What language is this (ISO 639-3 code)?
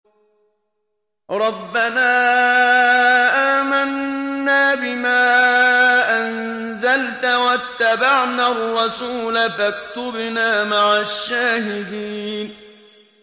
ara